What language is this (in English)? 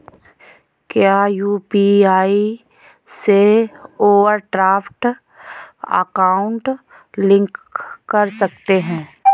Hindi